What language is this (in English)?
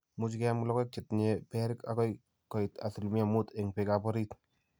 Kalenjin